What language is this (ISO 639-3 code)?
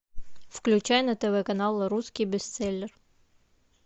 rus